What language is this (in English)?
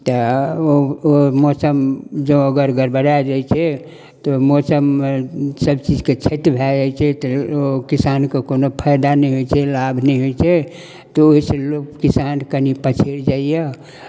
Maithili